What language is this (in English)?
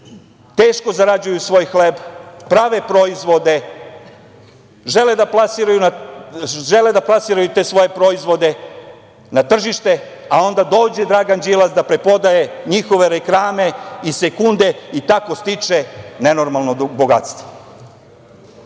Serbian